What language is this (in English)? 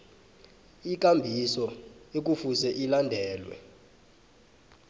South Ndebele